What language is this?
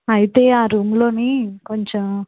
Telugu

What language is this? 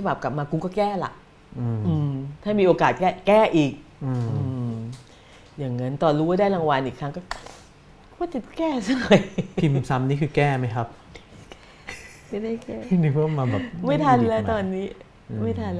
Thai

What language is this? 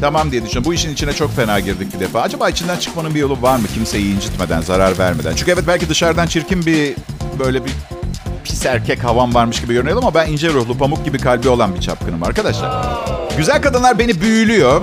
Turkish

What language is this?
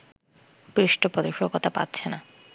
Bangla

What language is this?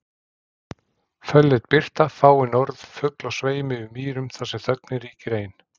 Icelandic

